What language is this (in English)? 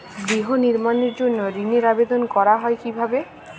Bangla